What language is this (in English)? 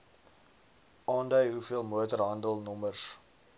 Afrikaans